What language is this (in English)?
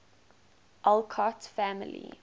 English